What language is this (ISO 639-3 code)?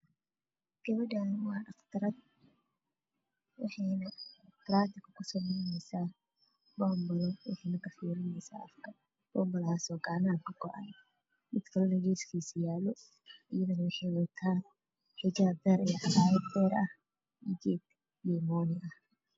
som